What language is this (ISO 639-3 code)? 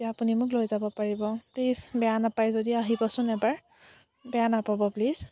asm